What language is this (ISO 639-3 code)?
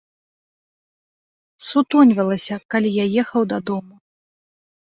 bel